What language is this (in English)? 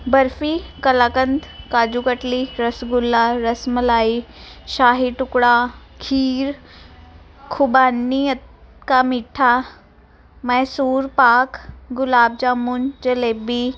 Punjabi